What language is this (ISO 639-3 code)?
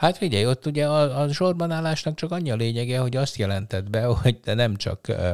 hun